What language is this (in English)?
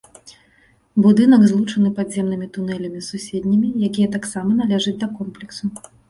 Belarusian